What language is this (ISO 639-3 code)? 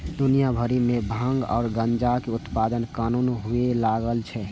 mai